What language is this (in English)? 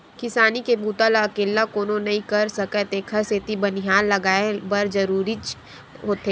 Chhattisgarhi